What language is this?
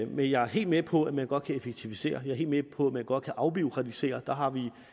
Danish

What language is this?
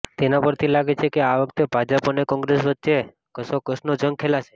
Gujarati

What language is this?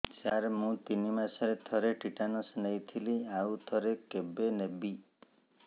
Odia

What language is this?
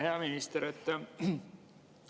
Estonian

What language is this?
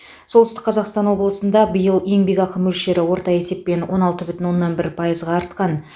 Kazakh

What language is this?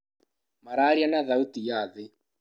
Kikuyu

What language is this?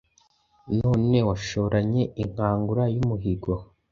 Kinyarwanda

